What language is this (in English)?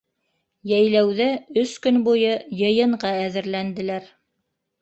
Bashkir